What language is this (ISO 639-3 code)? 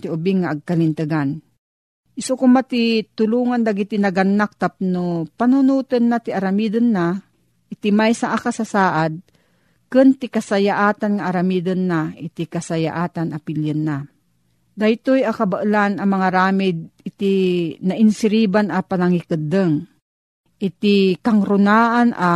fil